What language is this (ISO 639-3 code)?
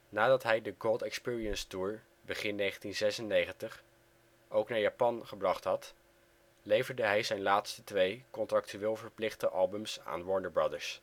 nld